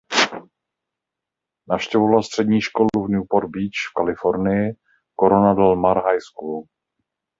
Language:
Czech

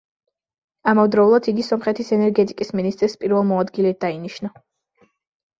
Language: Georgian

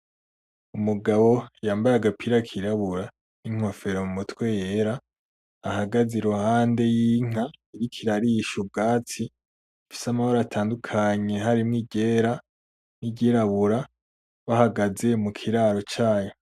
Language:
Rundi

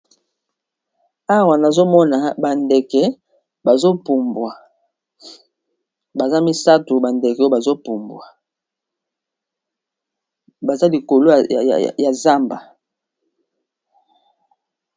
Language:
Lingala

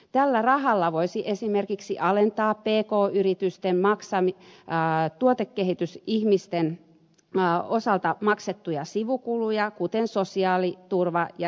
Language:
Finnish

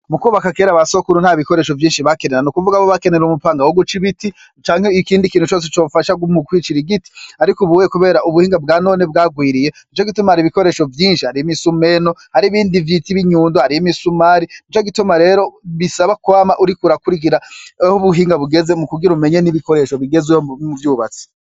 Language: Rundi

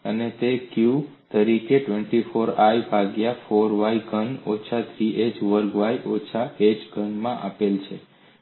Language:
Gujarati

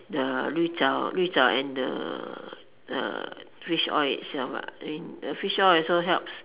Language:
English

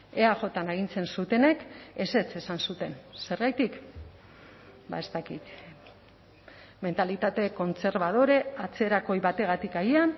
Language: Basque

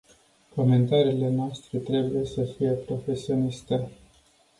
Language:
Romanian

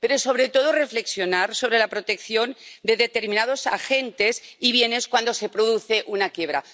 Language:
Spanish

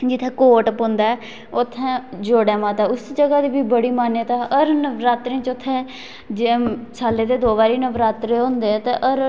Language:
Dogri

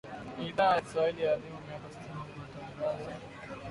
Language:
Swahili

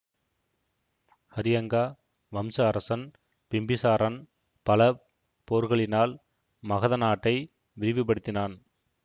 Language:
Tamil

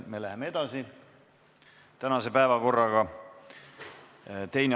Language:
Estonian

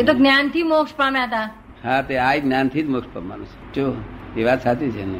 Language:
Gujarati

